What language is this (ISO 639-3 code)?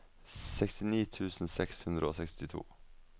nor